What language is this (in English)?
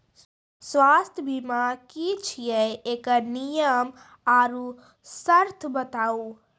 Maithili